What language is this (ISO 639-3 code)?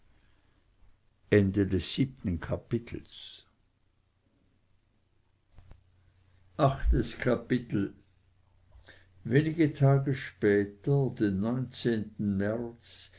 deu